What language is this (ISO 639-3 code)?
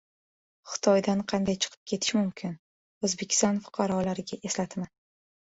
uzb